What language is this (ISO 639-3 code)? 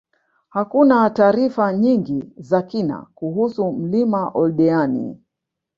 swa